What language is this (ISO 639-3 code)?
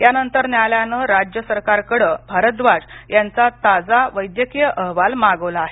mar